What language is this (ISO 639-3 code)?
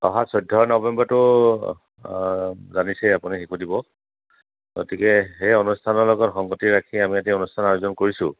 asm